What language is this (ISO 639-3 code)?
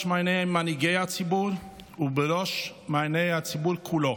heb